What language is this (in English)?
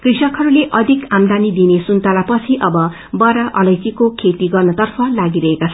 Nepali